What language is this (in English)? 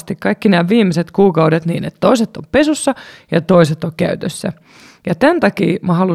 Finnish